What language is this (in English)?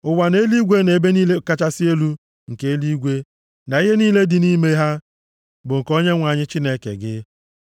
Igbo